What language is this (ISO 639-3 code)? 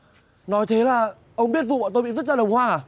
vie